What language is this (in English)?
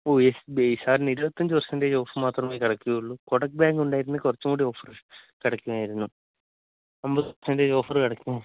Malayalam